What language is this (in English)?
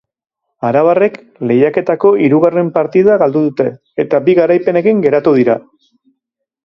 Basque